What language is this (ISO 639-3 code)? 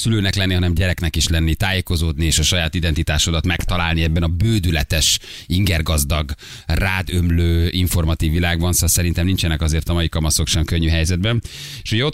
hun